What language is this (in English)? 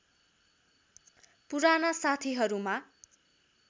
Nepali